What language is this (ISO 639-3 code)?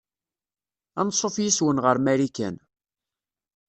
kab